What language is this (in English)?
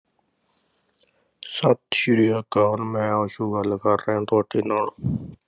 Punjabi